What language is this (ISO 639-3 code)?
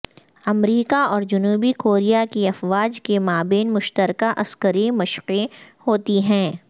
urd